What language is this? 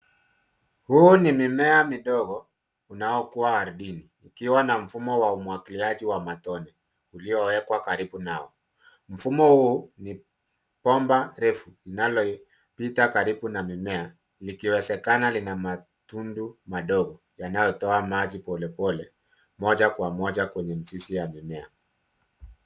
Swahili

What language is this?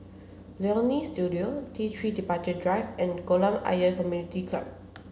English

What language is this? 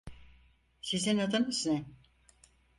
Turkish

